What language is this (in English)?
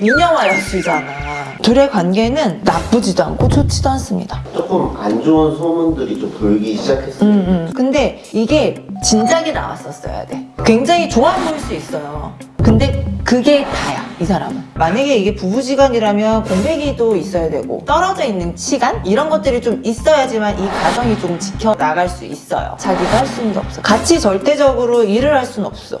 Korean